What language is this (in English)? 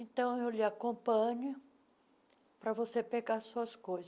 Portuguese